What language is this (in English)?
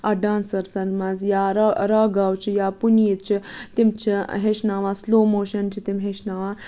Kashmiri